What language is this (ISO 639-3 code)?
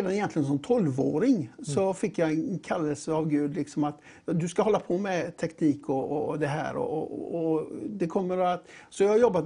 swe